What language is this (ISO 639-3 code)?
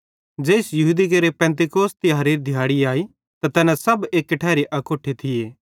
bhd